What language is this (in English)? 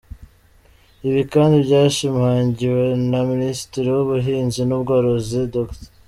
Kinyarwanda